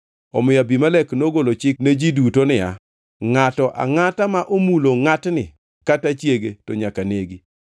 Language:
Luo (Kenya and Tanzania)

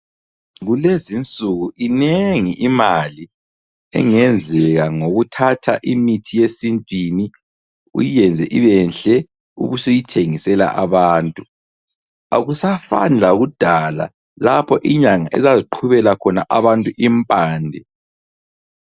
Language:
North Ndebele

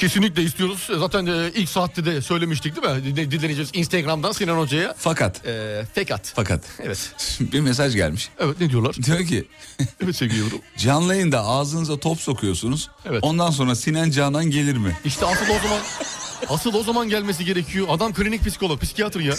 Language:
Turkish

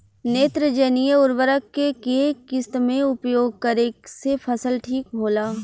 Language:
Bhojpuri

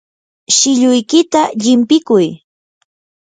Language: Yanahuanca Pasco Quechua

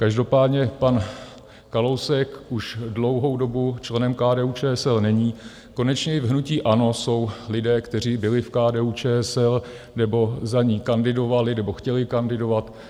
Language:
Czech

